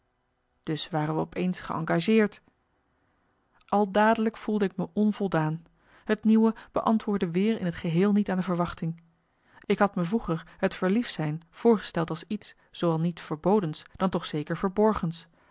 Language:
Dutch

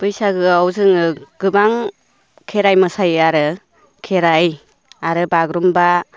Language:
Bodo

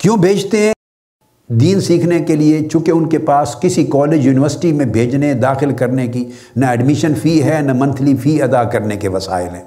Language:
Urdu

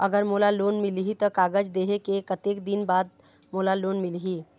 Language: Chhattisgarhi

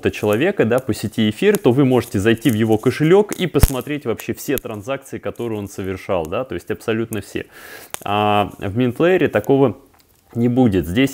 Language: Russian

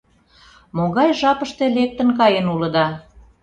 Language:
Mari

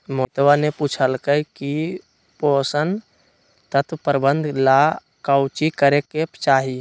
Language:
Magahi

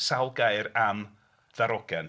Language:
Welsh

